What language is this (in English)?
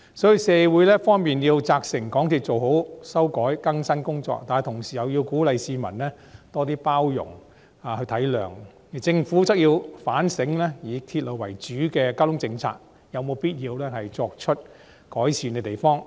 Cantonese